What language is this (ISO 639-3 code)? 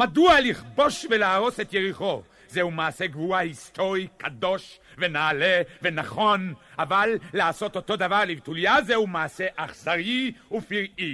heb